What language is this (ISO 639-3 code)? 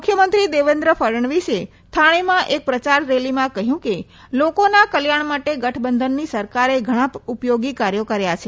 guj